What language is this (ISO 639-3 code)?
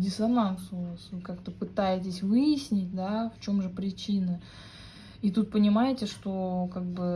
rus